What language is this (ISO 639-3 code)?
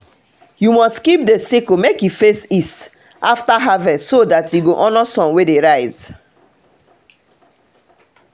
pcm